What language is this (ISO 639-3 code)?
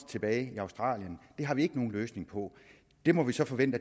dan